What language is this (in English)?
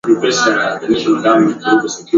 Swahili